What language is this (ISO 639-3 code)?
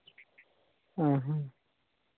sat